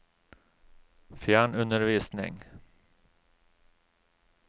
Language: Norwegian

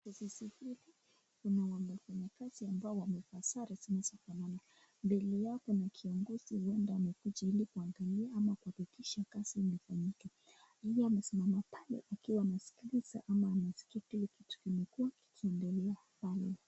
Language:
Swahili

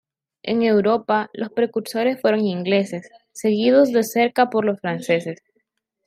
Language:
Spanish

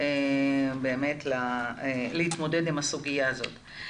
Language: Hebrew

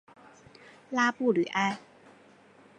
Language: Chinese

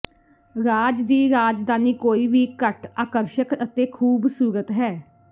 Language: Punjabi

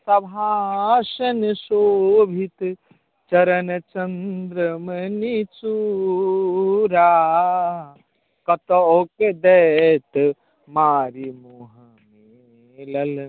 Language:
Maithili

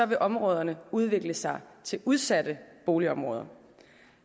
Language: Danish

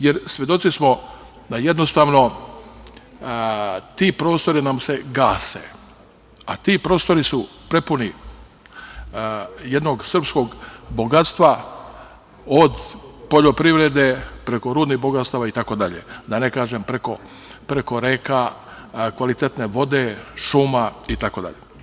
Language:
Serbian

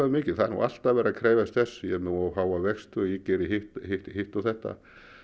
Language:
Icelandic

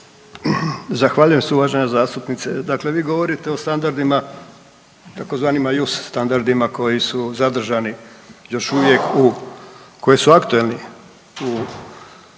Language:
Croatian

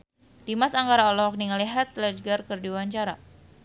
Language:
Sundanese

